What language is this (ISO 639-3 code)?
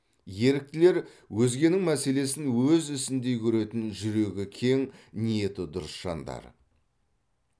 kaz